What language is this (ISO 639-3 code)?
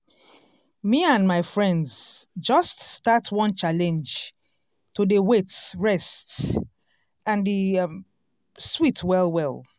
pcm